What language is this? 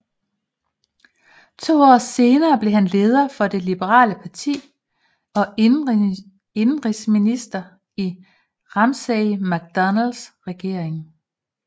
Danish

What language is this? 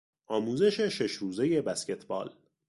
Persian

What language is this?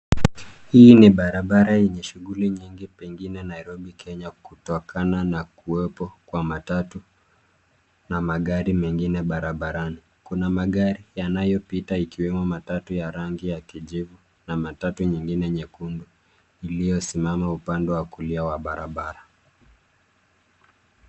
Swahili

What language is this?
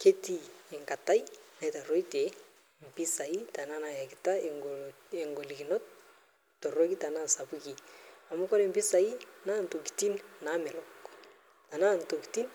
Masai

